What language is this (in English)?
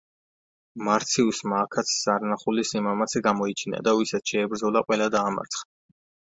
Georgian